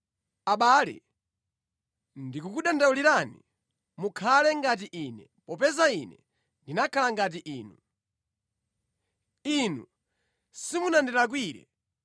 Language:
Nyanja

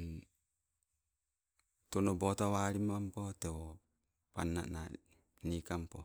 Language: Sibe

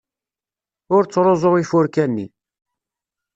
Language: Kabyle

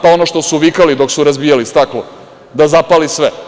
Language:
Serbian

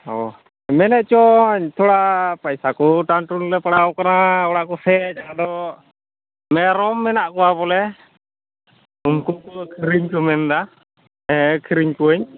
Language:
Santali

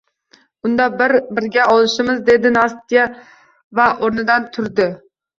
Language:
Uzbek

